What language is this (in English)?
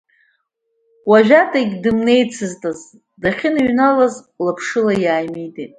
Abkhazian